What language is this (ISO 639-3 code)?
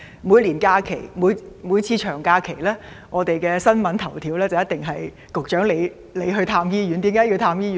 yue